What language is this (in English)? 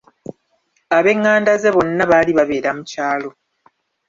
Ganda